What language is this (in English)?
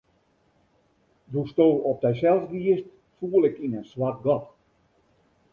Western Frisian